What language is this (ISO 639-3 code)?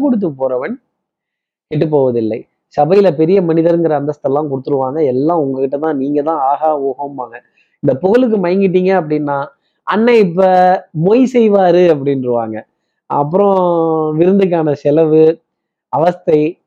tam